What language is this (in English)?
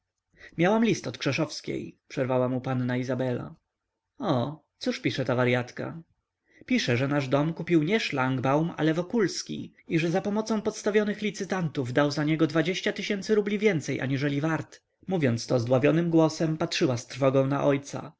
Polish